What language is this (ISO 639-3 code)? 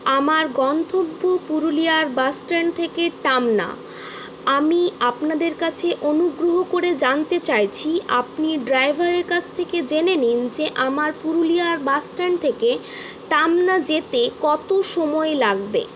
ben